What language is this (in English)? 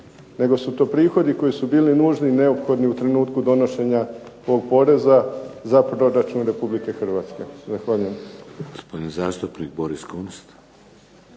Croatian